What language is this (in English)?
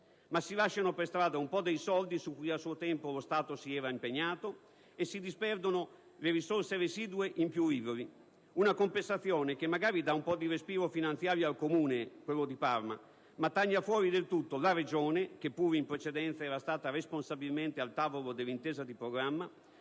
Italian